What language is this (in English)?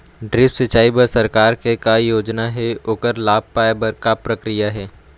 Chhattisgarhi